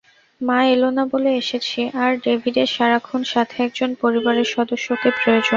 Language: Bangla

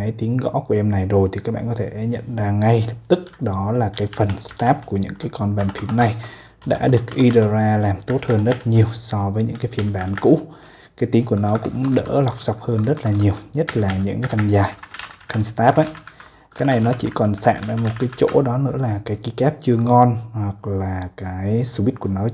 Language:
Vietnamese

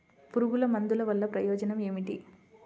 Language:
Telugu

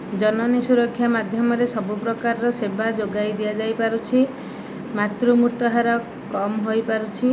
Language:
Odia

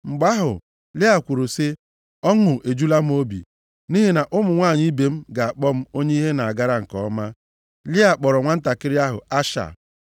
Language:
Igbo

